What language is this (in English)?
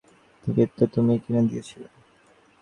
Bangla